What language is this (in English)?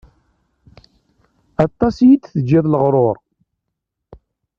Kabyle